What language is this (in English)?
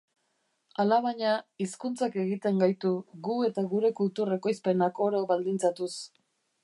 Basque